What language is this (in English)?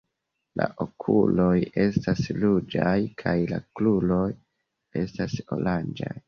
Esperanto